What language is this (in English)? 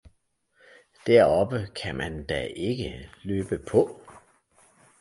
Danish